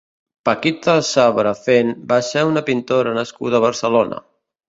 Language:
Catalan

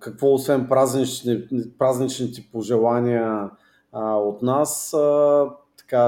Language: Bulgarian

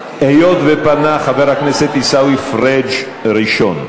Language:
Hebrew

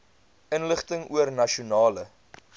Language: Afrikaans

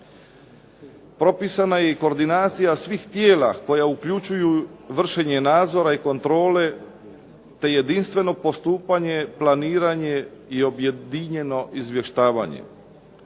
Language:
Croatian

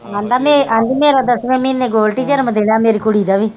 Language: Punjabi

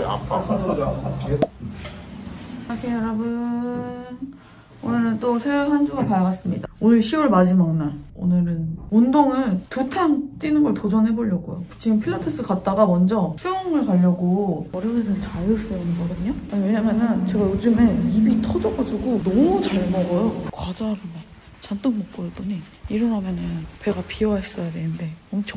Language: Korean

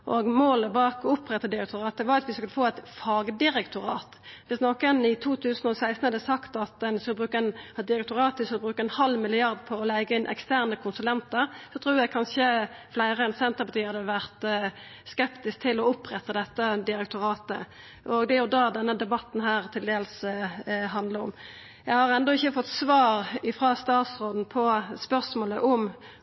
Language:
Norwegian Nynorsk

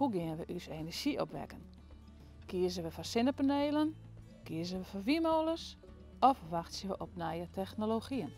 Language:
Dutch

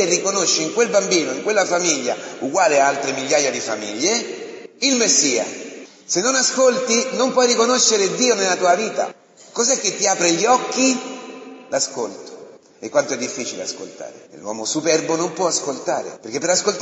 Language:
Italian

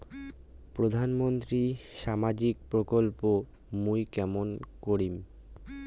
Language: Bangla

